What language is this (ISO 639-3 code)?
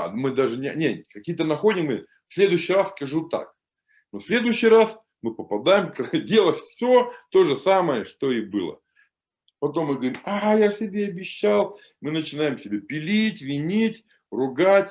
rus